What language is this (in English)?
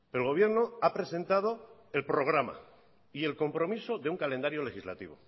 Spanish